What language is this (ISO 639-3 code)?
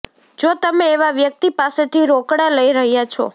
guj